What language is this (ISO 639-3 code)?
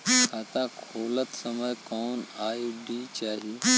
bho